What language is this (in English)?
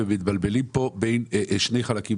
Hebrew